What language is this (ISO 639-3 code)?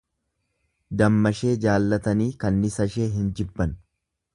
orm